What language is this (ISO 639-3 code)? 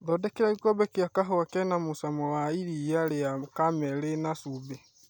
kik